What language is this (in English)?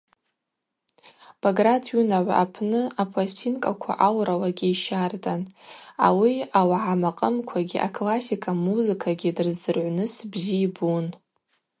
Abaza